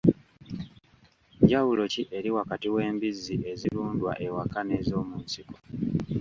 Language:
Ganda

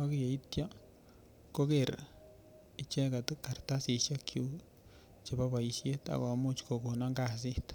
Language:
Kalenjin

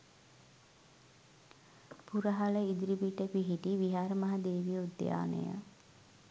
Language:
Sinhala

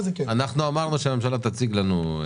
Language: Hebrew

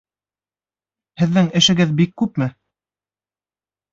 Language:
Bashkir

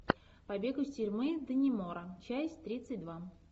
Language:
Russian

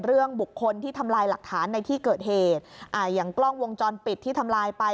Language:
Thai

